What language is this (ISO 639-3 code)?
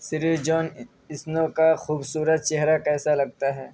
urd